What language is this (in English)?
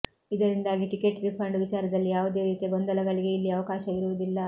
Kannada